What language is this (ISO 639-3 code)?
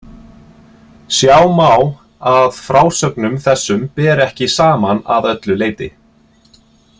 isl